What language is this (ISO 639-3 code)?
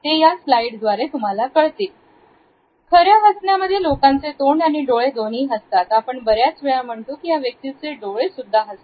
mar